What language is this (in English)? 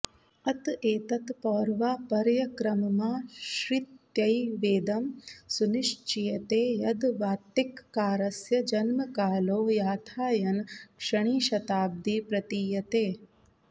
Sanskrit